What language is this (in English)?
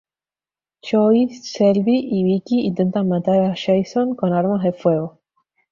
Spanish